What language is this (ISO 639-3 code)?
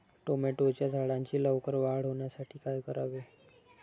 mar